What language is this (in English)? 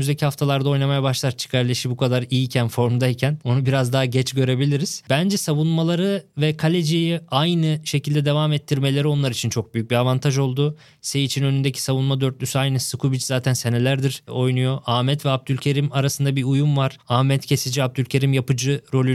Turkish